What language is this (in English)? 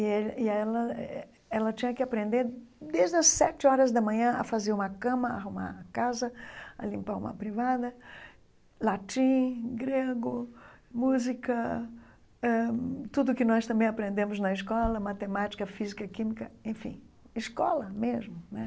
Portuguese